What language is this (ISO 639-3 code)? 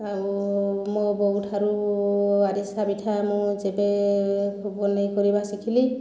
ori